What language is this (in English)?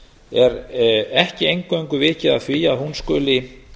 Icelandic